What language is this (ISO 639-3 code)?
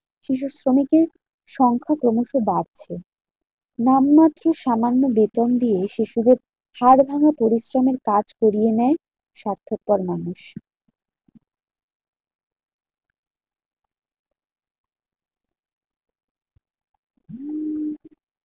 ben